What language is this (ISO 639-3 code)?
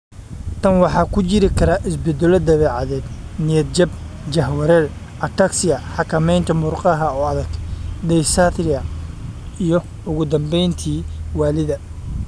som